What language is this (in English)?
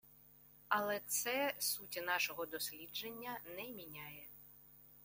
Ukrainian